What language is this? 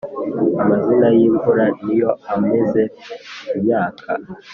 Kinyarwanda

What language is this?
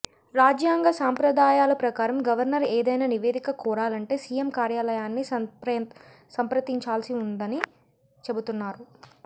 Telugu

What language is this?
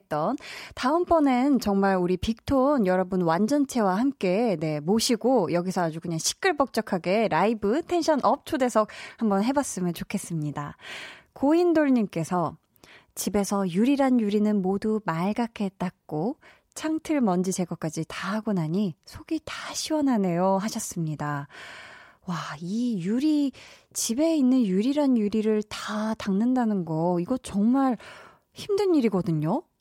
Korean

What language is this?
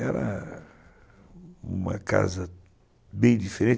Portuguese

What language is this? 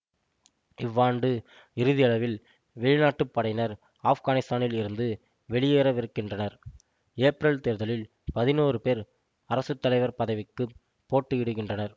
Tamil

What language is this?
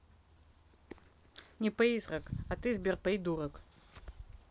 Russian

